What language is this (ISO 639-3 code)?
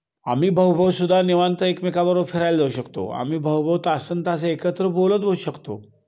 mar